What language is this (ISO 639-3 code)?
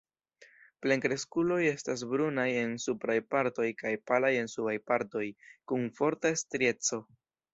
epo